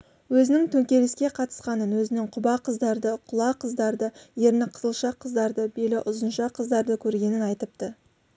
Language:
Kazakh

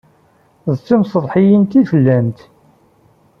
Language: Kabyle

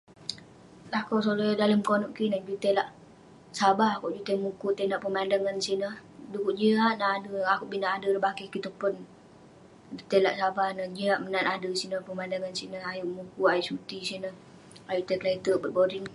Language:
Western Penan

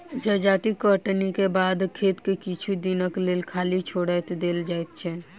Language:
Maithili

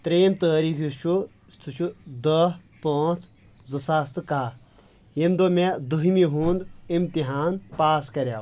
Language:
Kashmiri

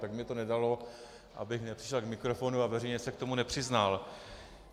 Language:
Czech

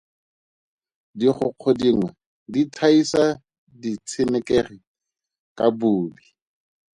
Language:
Tswana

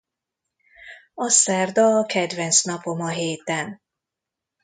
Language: Hungarian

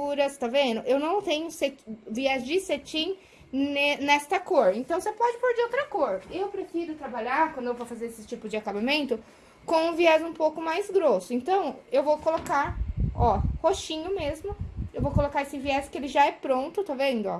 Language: Portuguese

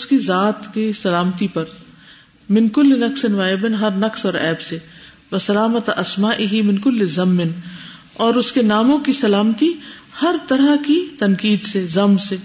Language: Urdu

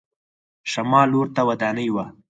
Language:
Pashto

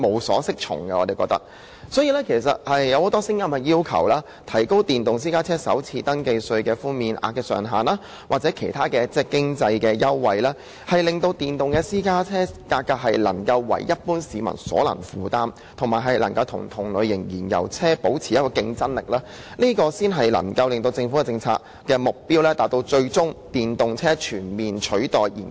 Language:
Cantonese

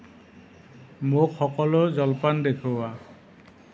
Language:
Assamese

